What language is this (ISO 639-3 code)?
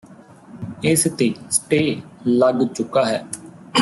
pan